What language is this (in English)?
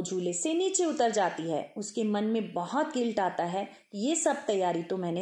Hindi